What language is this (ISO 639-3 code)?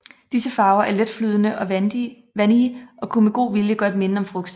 dan